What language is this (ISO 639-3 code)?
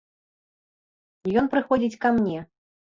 bel